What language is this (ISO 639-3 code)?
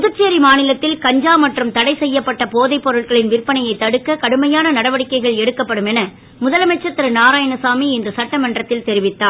tam